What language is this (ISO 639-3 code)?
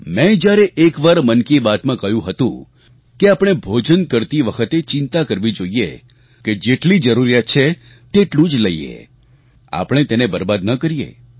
guj